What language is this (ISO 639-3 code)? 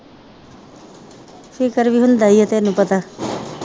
pan